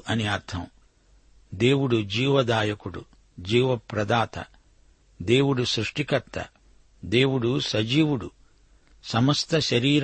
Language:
Telugu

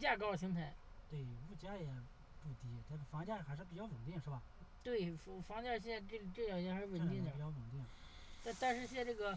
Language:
Chinese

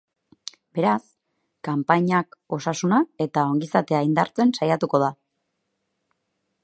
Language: Basque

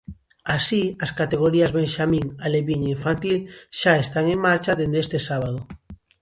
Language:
Galician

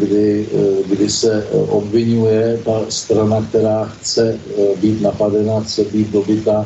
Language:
Czech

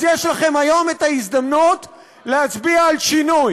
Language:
Hebrew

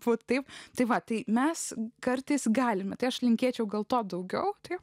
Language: Lithuanian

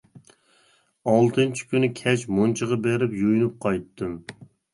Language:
Uyghur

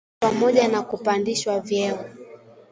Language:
Swahili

